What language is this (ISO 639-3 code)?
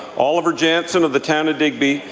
eng